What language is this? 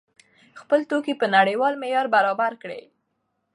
Pashto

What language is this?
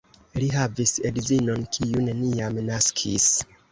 Esperanto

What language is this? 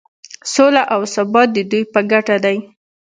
Pashto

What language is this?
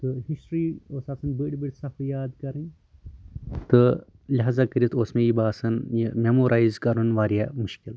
Kashmiri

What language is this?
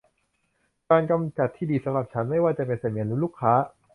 Thai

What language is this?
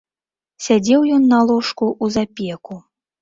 Belarusian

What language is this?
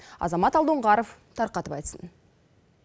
Kazakh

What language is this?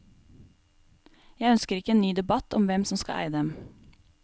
Norwegian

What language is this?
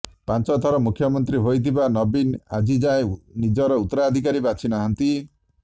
Odia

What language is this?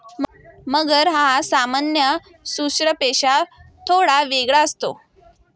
Marathi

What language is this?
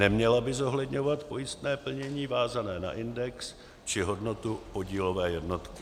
Czech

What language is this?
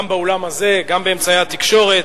Hebrew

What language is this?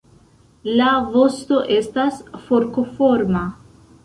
Esperanto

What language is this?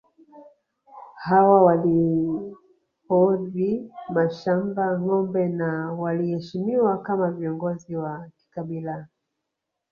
Swahili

